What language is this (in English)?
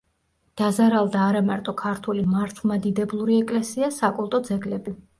Georgian